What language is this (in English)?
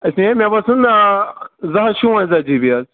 Kashmiri